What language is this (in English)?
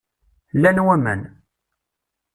Kabyle